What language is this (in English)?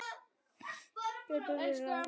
Icelandic